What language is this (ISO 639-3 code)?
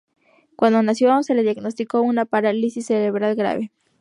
spa